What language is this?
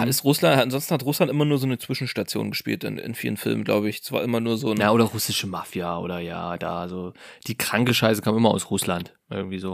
German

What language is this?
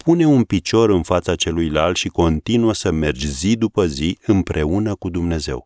Romanian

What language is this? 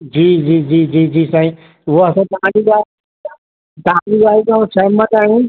Sindhi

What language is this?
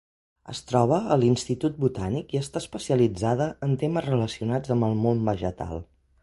Catalan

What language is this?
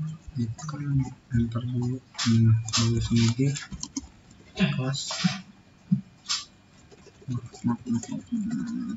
Indonesian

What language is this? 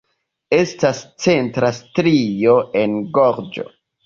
Esperanto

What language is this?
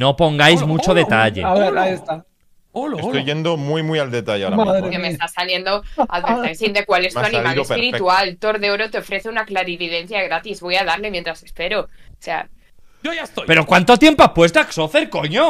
Spanish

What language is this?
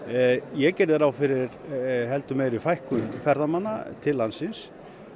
Icelandic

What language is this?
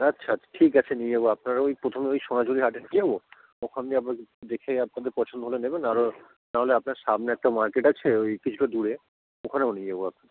Bangla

